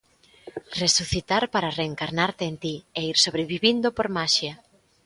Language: Galician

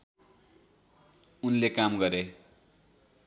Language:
Nepali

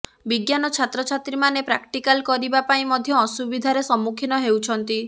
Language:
Odia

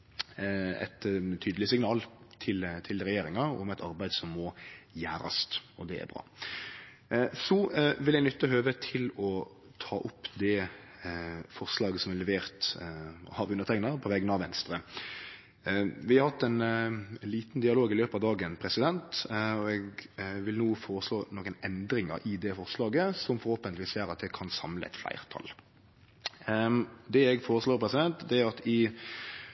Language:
Norwegian Nynorsk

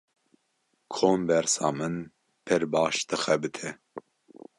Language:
Kurdish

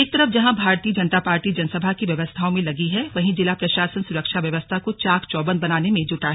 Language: Hindi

